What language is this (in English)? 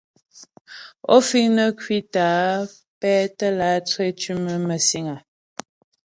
Ghomala